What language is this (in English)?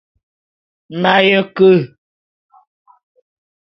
Bulu